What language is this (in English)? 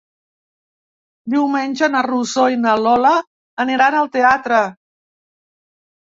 Catalan